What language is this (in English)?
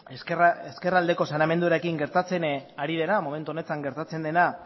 Basque